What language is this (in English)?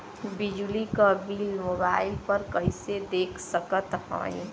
Bhojpuri